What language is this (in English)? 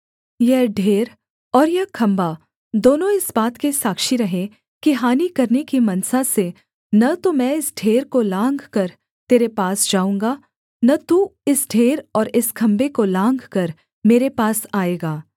Hindi